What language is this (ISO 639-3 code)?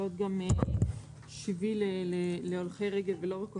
heb